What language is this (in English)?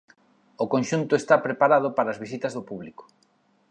Galician